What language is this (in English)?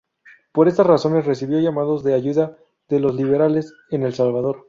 Spanish